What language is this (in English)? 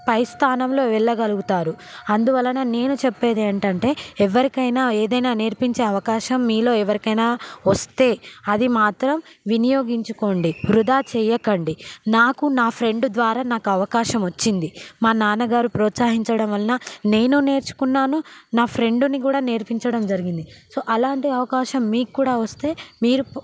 Telugu